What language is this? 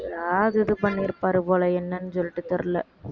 Tamil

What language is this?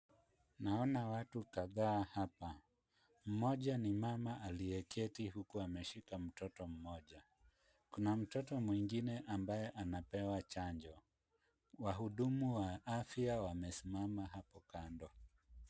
Swahili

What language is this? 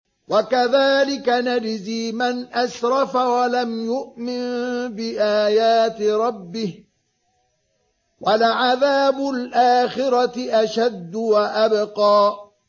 Arabic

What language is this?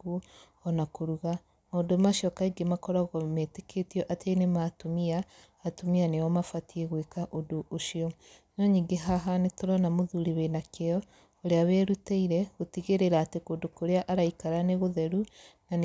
Kikuyu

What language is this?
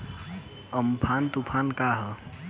Bhojpuri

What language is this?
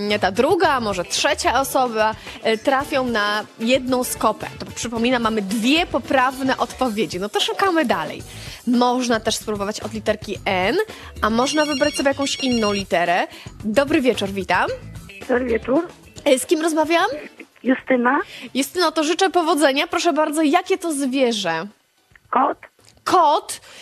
Polish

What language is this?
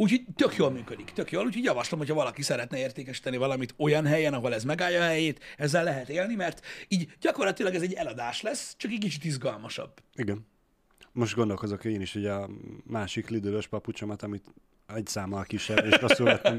Hungarian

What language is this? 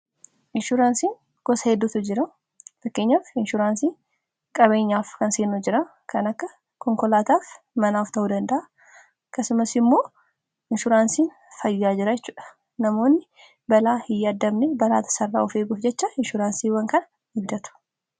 Oromo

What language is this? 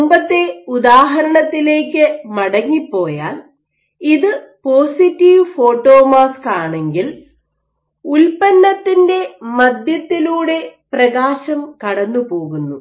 Malayalam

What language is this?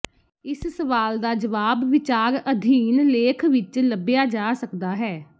Punjabi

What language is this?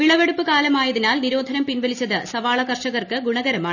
Malayalam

